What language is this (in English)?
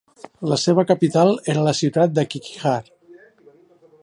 Catalan